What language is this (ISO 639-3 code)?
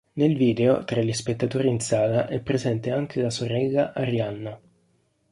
ita